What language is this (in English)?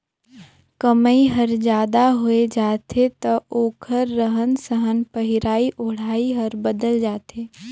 Chhattisgarhi